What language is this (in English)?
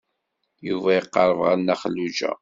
Kabyle